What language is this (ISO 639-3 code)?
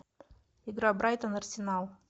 rus